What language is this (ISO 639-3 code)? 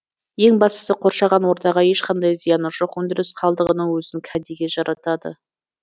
kaz